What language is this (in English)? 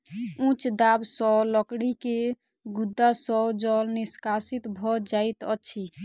Maithili